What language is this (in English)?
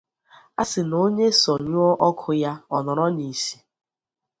Igbo